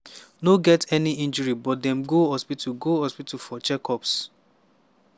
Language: Nigerian Pidgin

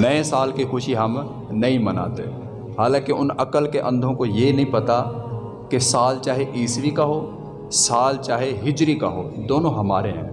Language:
Urdu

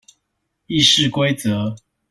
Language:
Chinese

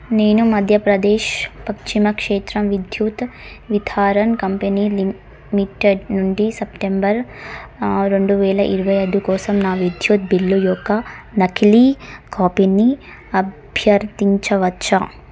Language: Telugu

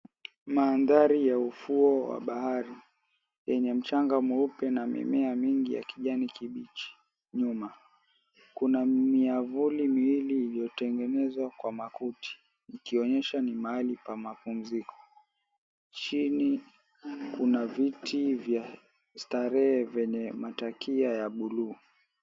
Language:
Swahili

